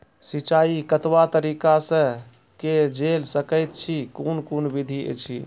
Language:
Maithili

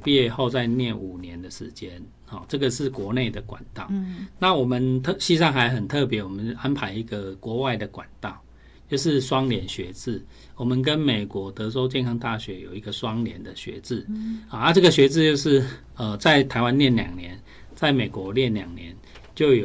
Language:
Chinese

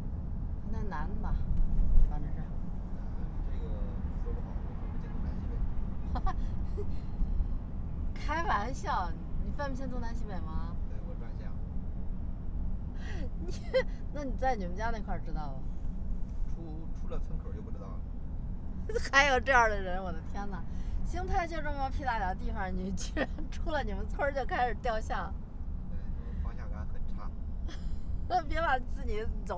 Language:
Chinese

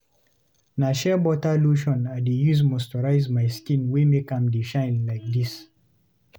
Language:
Nigerian Pidgin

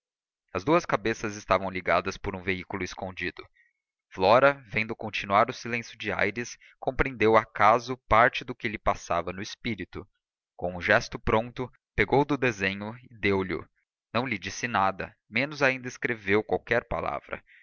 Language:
Portuguese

